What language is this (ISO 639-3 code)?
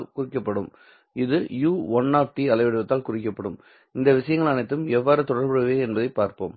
tam